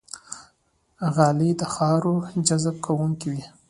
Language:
Pashto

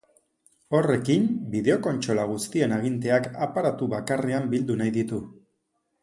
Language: Basque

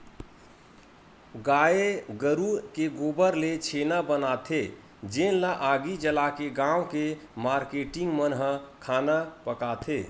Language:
Chhattisgarhi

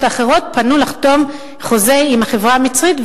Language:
Hebrew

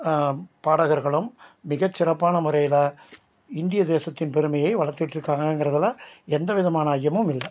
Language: Tamil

